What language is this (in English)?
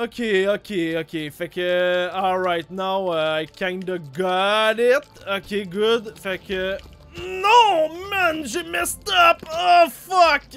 French